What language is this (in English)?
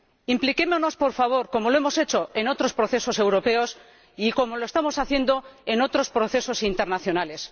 Spanish